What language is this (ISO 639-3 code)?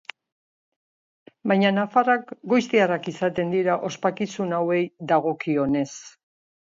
eus